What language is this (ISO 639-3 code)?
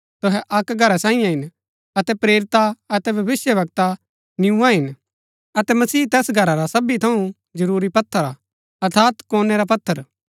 gbk